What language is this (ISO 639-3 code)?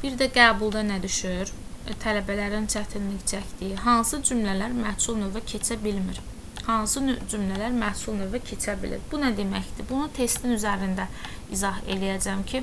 tur